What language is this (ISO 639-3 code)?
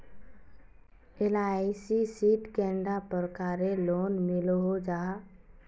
mag